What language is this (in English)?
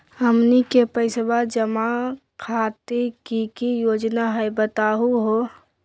Magahi